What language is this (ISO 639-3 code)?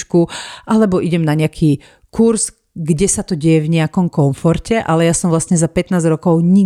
slk